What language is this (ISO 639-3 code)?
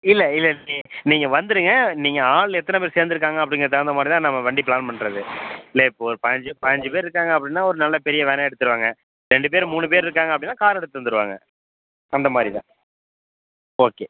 tam